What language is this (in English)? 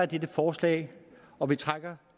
Danish